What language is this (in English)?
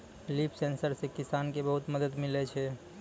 Maithili